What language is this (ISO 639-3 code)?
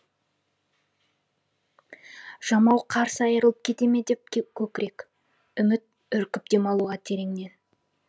kaz